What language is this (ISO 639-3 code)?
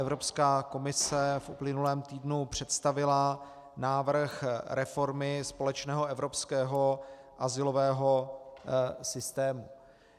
ces